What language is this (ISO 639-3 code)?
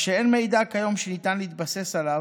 heb